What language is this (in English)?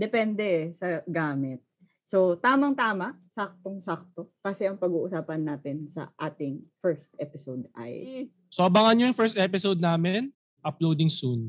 Filipino